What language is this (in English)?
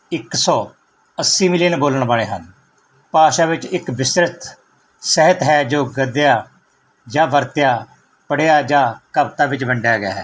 Punjabi